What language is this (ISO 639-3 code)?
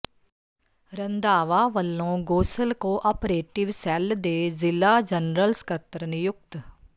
pan